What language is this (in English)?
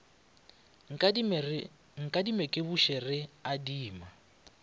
Northern Sotho